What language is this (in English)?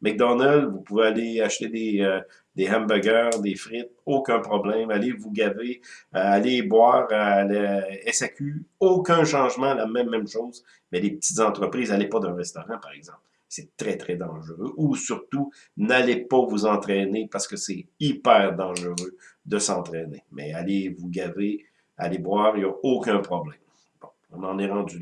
French